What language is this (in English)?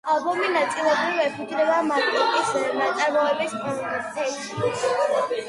Georgian